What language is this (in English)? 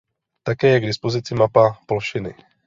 Czech